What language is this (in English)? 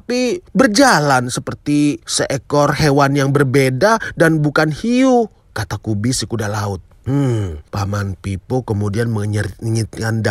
Indonesian